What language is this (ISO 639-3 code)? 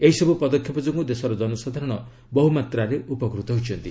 ori